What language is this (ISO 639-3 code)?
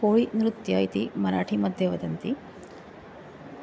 san